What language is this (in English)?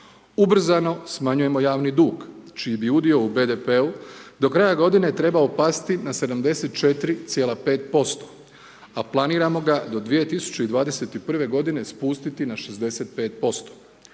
Croatian